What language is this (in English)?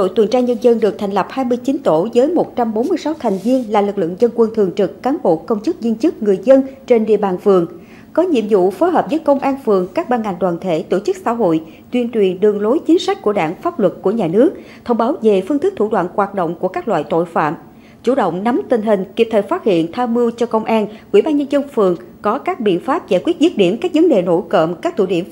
Vietnamese